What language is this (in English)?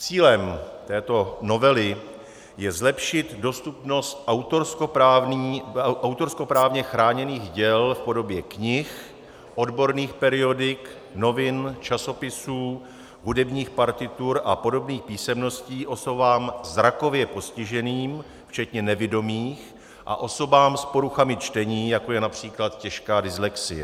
Czech